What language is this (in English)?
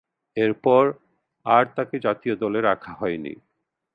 Bangla